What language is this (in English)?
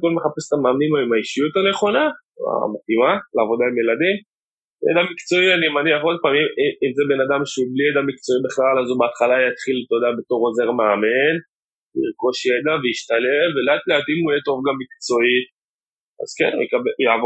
Hebrew